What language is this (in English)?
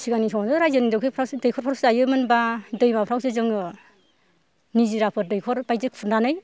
Bodo